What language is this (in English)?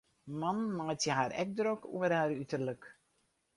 Western Frisian